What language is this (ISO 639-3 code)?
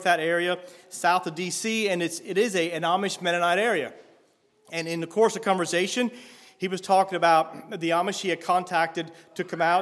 eng